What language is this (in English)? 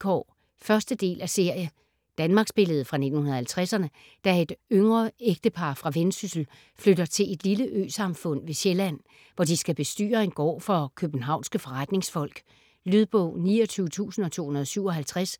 Danish